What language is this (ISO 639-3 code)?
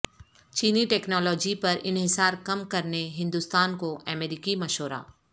urd